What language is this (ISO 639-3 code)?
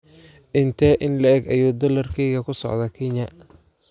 som